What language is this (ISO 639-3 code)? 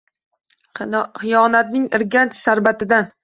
uzb